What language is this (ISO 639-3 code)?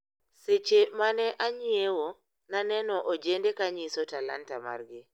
luo